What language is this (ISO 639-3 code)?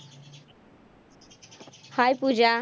mar